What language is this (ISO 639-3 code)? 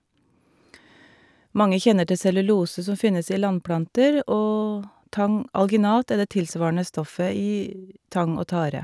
nor